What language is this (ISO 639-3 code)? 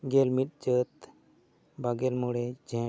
sat